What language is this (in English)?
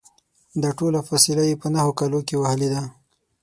Pashto